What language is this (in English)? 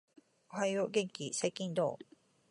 Japanese